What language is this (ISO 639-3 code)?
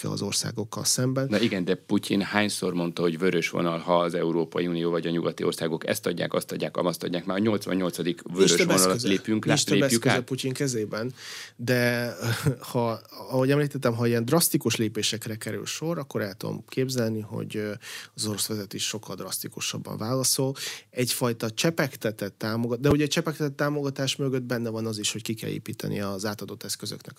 hun